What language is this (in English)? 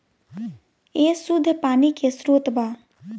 Bhojpuri